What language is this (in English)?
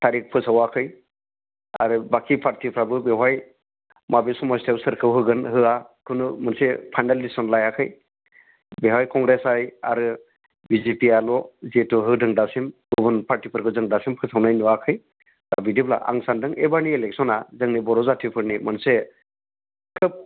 Bodo